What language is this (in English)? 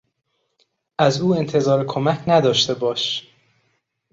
Persian